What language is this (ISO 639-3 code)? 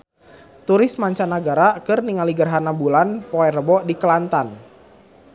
sun